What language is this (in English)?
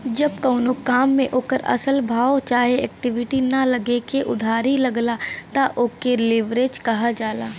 Bhojpuri